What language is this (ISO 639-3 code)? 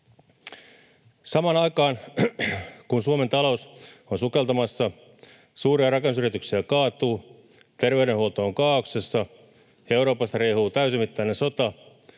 fin